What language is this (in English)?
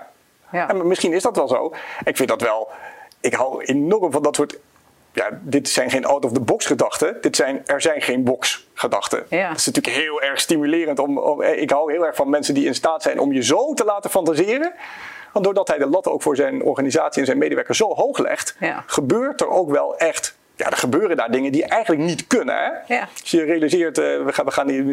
Dutch